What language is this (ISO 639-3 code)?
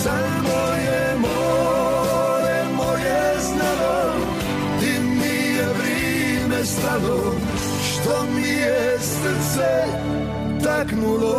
hrv